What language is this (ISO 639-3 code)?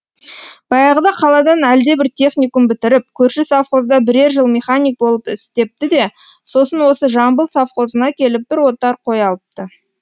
kaz